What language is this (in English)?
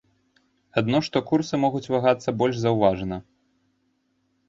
Belarusian